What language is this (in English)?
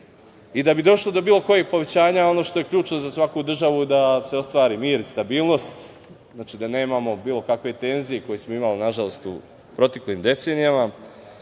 Serbian